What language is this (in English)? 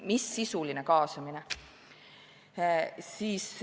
Estonian